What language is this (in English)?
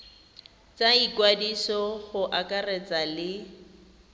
Tswana